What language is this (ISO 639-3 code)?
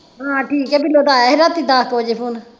pan